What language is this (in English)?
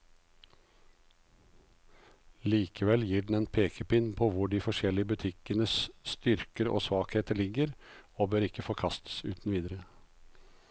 Norwegian